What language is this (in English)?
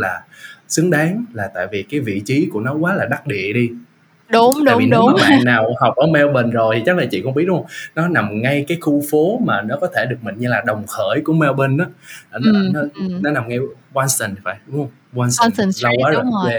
Vietnamese